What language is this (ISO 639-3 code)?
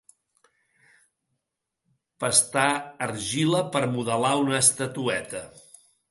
cat